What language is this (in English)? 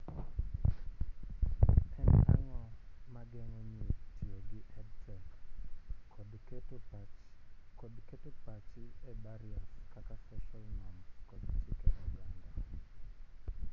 Luo (Kenya and Tanzania)